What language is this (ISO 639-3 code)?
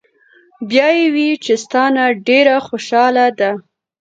pus